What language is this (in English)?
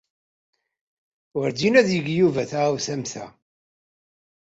Kabyle